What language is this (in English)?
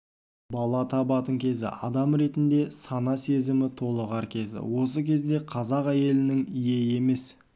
Kazakh